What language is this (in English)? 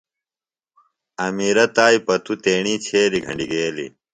Phalura